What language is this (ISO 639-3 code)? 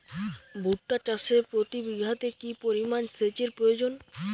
ben